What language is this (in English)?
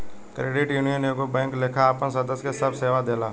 Bhojpuri